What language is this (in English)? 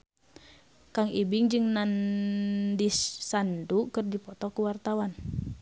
Sundanese